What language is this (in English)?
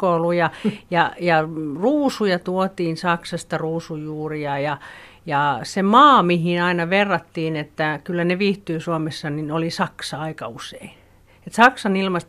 Finnish